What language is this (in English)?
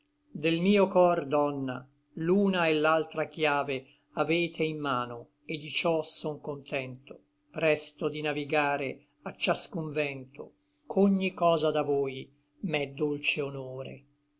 Italian